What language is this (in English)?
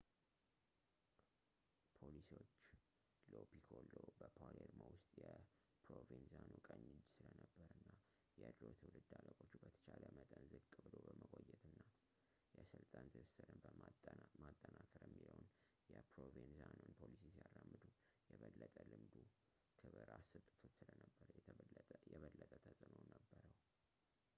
Amharic